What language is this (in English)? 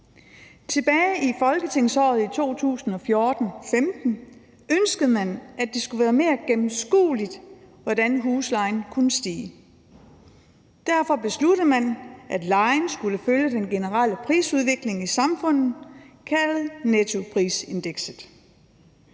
Danish